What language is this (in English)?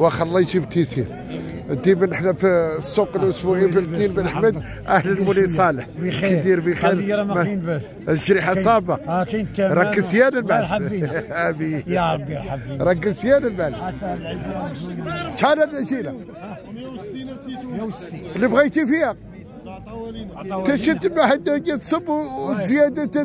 Arabic